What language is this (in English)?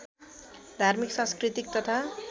Nepali